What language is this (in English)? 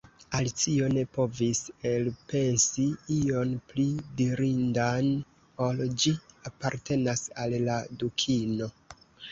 Esperanto